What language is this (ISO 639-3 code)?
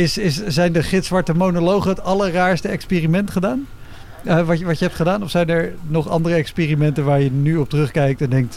nld